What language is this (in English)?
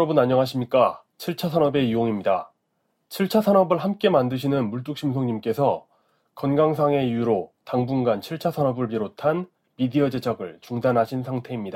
Korean